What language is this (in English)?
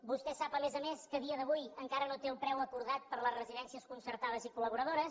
Catalan